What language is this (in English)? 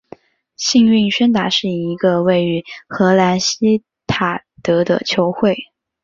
Chinese